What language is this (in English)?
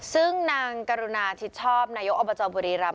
Thai